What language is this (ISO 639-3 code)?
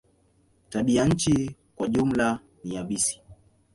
swa